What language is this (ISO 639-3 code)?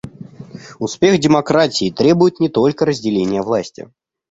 rus